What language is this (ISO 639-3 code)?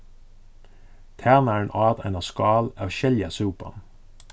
fao